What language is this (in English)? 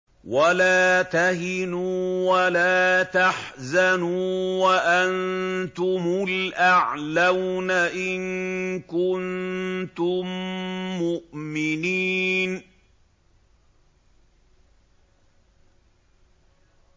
Arabic